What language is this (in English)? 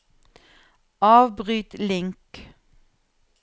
Norwegian